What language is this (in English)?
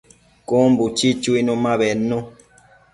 Matsés